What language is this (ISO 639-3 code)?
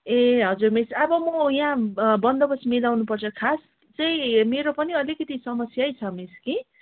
nep